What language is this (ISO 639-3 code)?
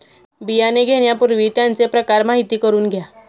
mar